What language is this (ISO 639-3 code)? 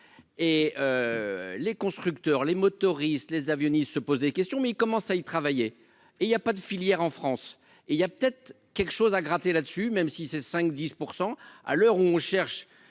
fra